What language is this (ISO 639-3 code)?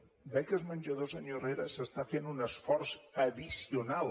cat